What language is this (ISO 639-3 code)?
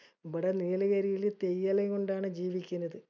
mal